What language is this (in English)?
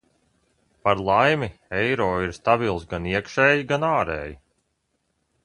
Latvian